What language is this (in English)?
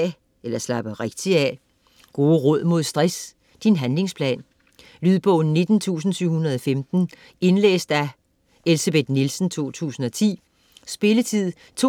Danish